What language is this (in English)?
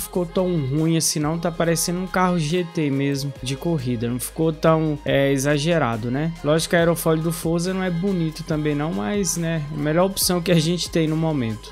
Portuguese